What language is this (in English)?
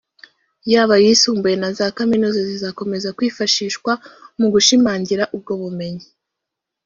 Kinyarwanda